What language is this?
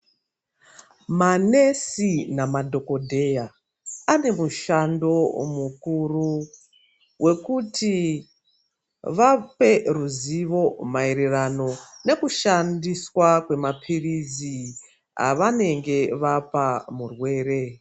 Ndau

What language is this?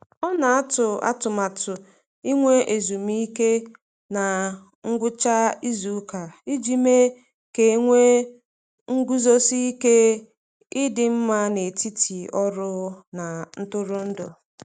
Igbo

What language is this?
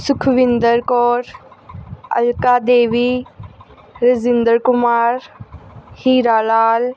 Punjabi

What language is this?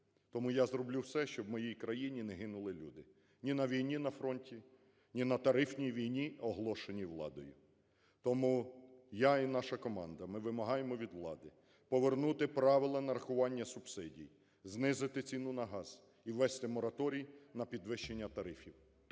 Ukrainian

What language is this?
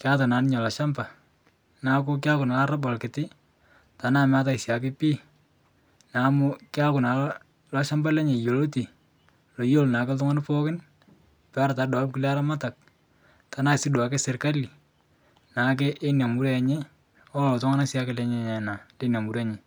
Masai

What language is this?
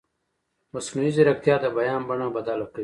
Pashto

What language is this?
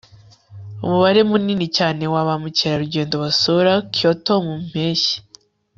Kinyarwanda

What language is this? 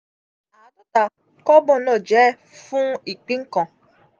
Yoruba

